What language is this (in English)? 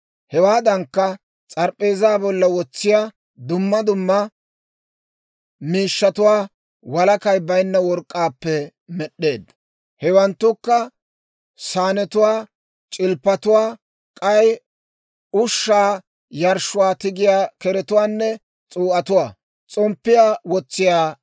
Dawro